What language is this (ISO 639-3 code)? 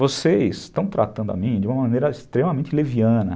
por